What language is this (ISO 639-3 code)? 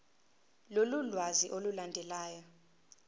zul